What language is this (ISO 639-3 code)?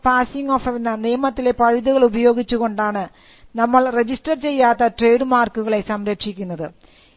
mal